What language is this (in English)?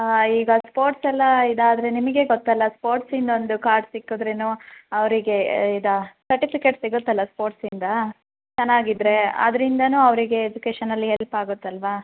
Kannada